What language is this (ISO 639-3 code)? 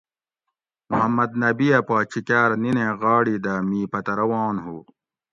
gwc